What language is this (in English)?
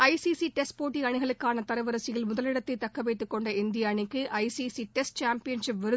Tamil